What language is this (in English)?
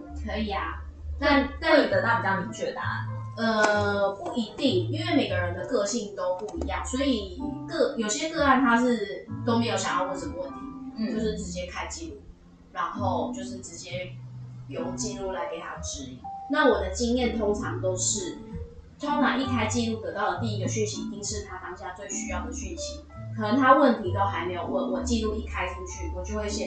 Chinese